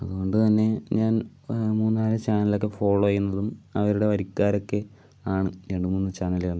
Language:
Malayalam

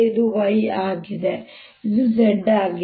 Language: Kannada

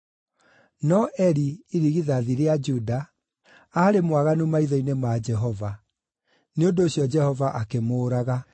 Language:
Kikuyu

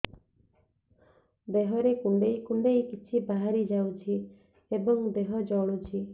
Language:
Odia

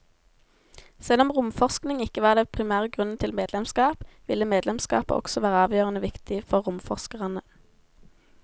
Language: Norwegian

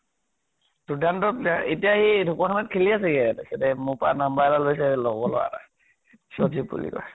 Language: Assamese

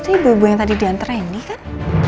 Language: Indonesian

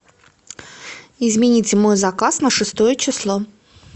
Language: Russian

